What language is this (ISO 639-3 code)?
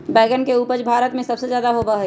mag